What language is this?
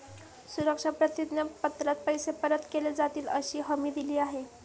Marathi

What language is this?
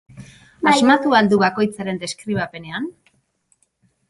Basque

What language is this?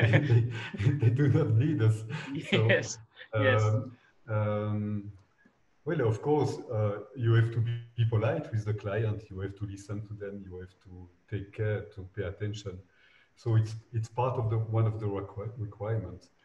English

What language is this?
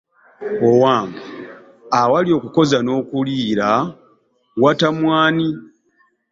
Ganda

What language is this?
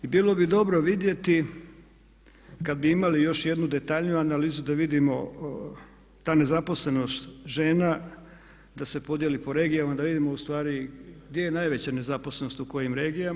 Croatian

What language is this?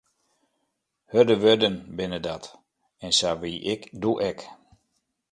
Western Frisian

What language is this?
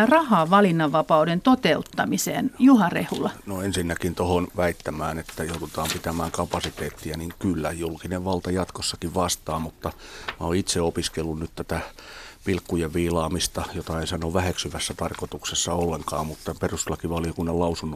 Finnish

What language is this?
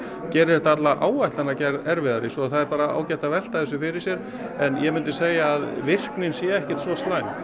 Icelandic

